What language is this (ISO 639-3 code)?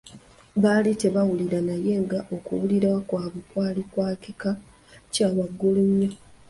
lug